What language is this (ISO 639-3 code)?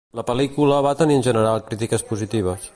cat